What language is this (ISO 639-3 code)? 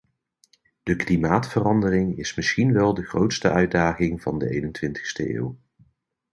nld